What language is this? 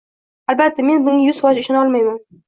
Uzbek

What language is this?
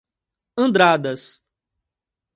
Portuguese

